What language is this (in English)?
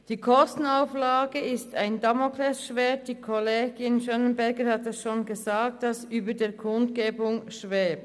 Swiss German